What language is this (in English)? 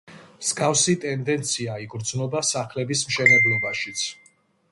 Georgian